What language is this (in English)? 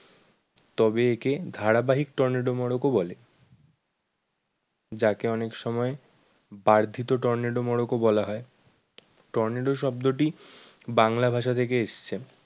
Bangla